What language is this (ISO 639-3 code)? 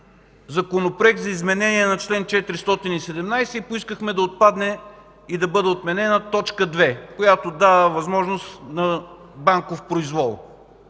bul